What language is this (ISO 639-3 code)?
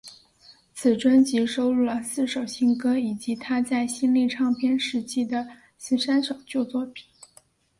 zho